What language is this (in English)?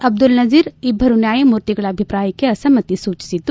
Kannada